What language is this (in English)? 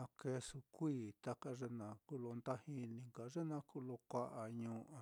Mitlatongo Mixtec